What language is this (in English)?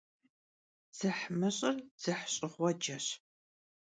Kabardian